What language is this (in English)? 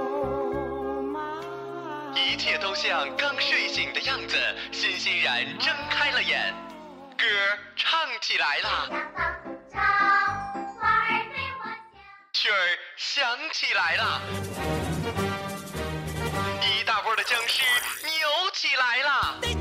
Chinese